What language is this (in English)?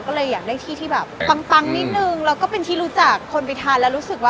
Thai